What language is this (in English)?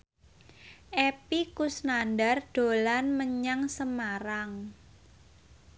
Javanese